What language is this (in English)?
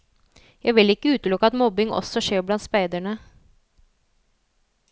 Norwegian